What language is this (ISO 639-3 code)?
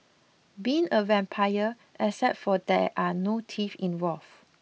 eng